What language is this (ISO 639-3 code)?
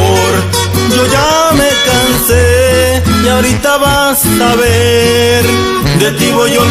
spa